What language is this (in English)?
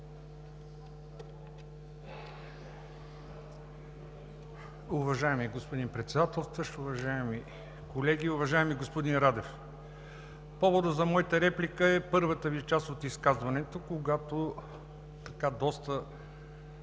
Bulgarian